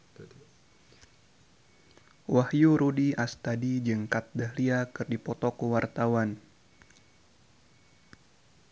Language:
Sundanese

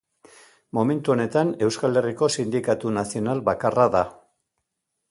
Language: Basque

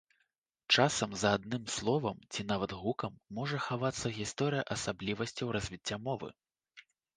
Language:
Belarusian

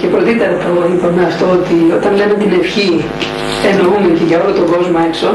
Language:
Greek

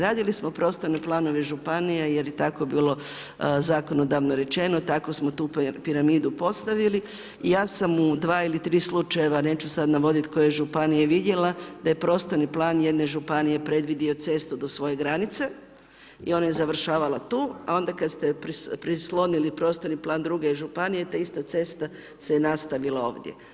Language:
Croatian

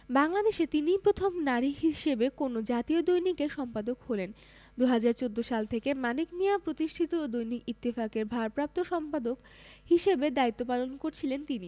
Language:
Bangla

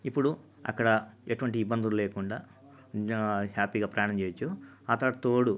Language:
Telugu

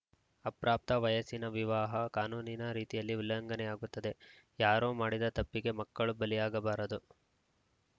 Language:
Kannada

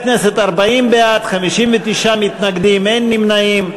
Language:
Hebrew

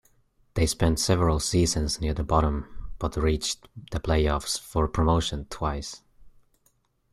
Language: English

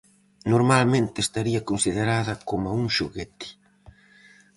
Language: Galician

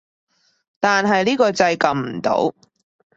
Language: Cantonese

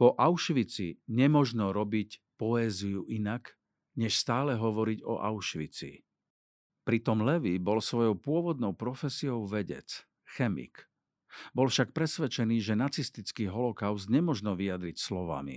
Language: Slovak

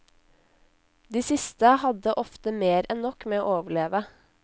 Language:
Norwegian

